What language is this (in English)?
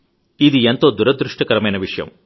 Telugu